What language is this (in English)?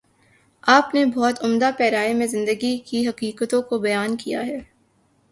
Urdu